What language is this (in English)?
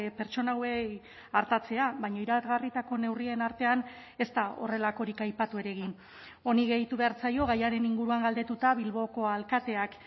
Basque